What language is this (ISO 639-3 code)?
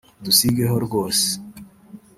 kin